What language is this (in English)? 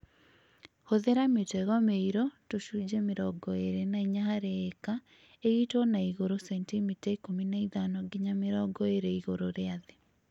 Kikuyu